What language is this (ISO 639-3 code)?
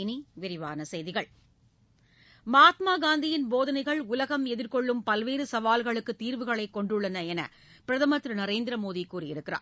tam